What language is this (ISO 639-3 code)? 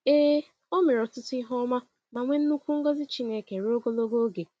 ibo